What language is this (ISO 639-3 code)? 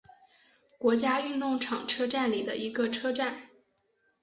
zho